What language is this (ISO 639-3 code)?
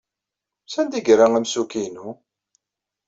kab